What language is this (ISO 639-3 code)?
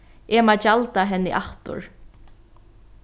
fao